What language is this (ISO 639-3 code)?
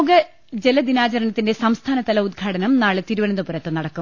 mal